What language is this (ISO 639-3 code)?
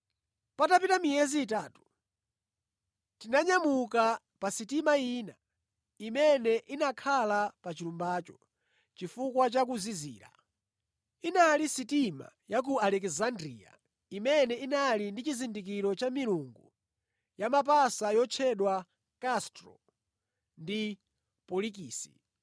nya